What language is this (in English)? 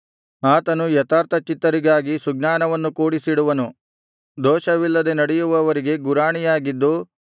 Kannada